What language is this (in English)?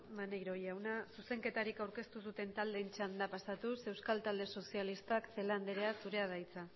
Basque